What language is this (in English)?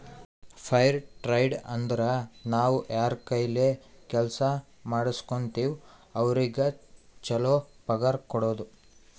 Kannada